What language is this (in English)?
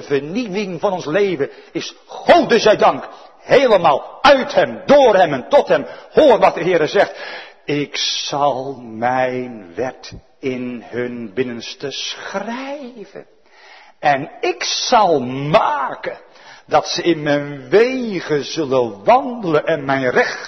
Dutch